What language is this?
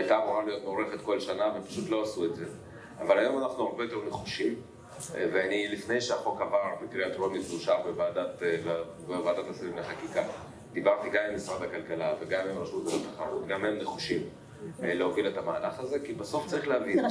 Hebrew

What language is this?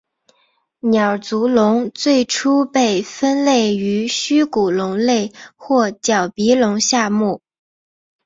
Chinese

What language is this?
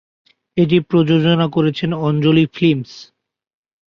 Bangla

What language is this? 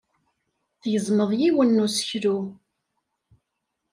Kabyle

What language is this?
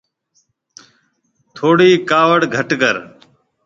Marwari (Pakistan)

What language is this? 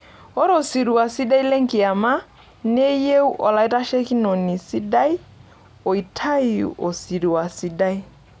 Masai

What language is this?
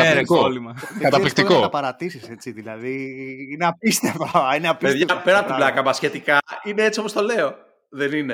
Greek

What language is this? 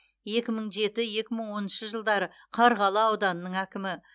Kazakh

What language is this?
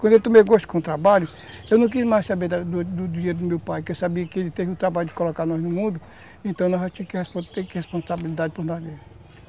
Portuguese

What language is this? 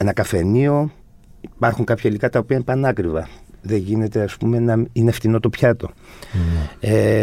Greek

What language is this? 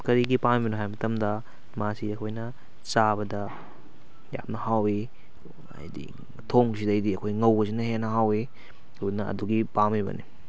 Manipuri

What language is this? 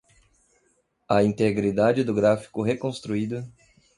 Portuguese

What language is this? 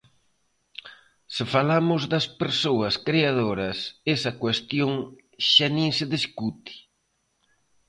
Galician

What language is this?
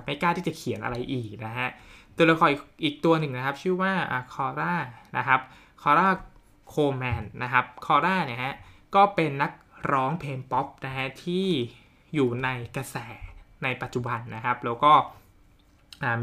Thai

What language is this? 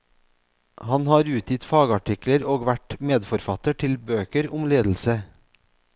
Norwegian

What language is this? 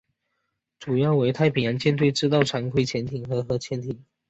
Chinese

